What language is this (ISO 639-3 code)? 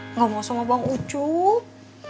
ind